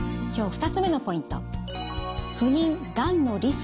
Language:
Japanese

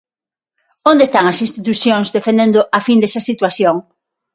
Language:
Galician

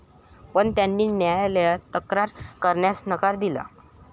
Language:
Marathi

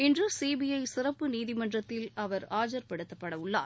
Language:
Tamil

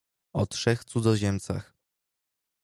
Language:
Polish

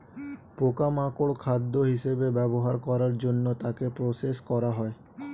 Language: Bangla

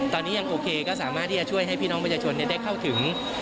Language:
Thai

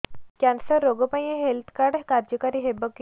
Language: Odia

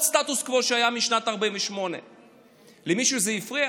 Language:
Hebrew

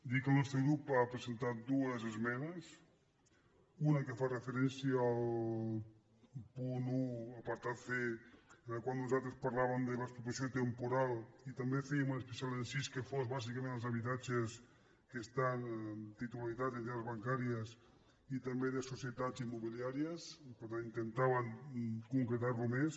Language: Catalan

